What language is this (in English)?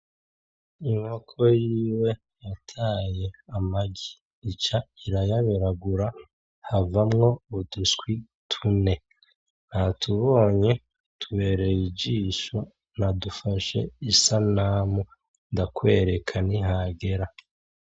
Rundi